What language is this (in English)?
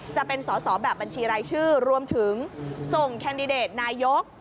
Thai